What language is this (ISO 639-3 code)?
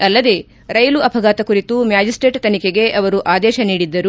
kan